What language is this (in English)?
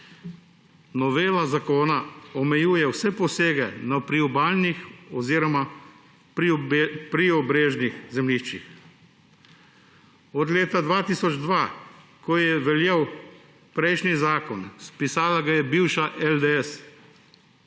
Slovenian